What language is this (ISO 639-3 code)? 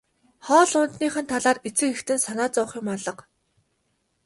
mon